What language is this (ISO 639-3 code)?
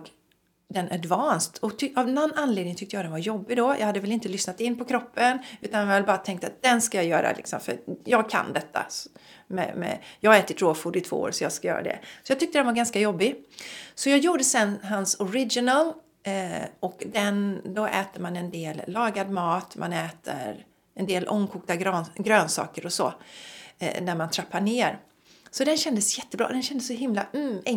swe